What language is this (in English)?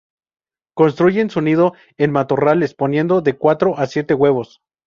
Spanish